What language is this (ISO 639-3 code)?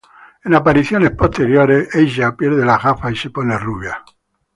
spa